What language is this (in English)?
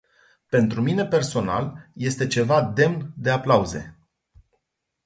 Romanian